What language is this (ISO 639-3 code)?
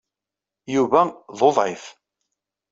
kab